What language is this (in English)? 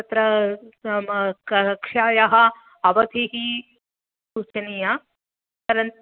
Sanskrit